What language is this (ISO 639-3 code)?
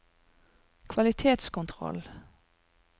nor